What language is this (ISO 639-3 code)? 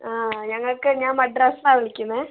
mal